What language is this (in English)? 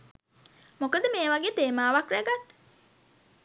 Sinhala